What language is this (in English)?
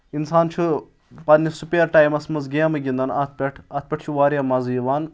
Kashmiri